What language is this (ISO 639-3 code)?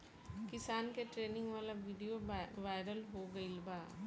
bho